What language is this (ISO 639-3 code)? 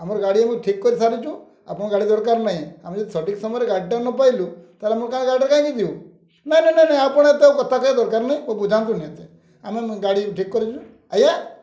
ori